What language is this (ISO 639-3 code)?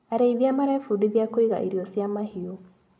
kik